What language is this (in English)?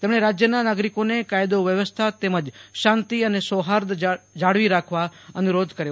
Gujarati